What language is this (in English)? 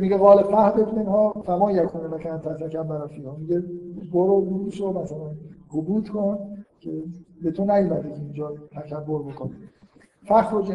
Persian